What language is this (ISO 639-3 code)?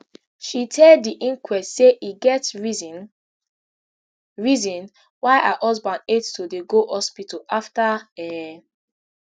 pcm